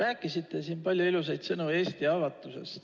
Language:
Estonian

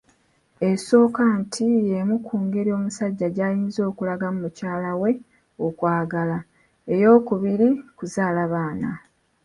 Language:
Ganda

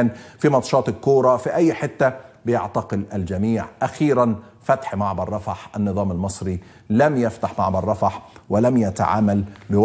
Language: Arabic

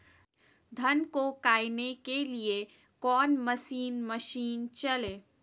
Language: Magahi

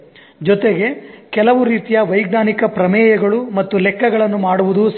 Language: Kannada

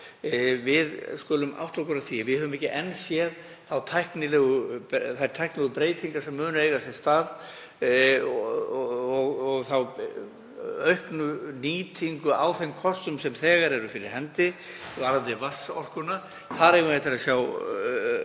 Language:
Icelandic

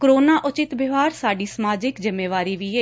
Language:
Punjabi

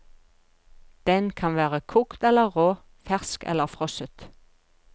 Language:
Norwegian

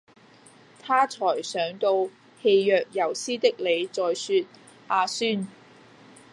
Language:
Cantonese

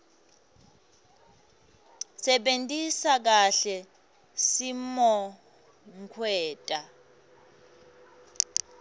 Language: Swati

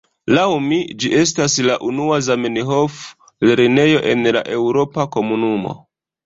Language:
Esperanto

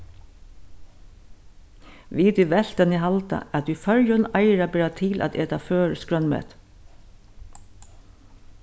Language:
Faroese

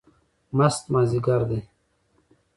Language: Pashto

